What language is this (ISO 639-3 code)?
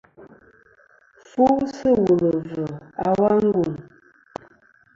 bkm